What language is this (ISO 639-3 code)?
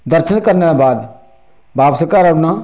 doi